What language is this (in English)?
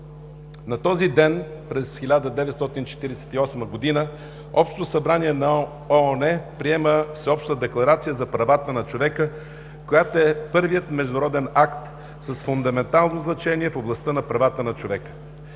Bulgarian